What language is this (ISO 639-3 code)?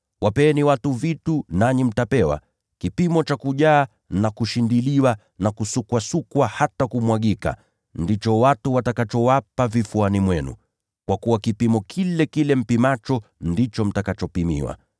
swa